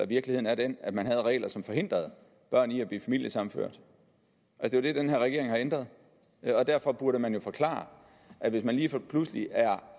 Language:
Danish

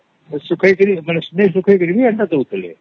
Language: Odia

